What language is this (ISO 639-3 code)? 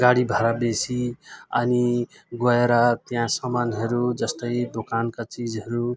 nep